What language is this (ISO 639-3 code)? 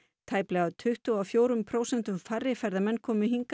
isl